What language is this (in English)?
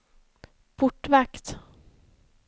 Swedish